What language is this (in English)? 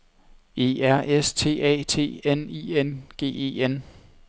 Danish